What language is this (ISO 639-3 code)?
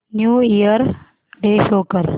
mar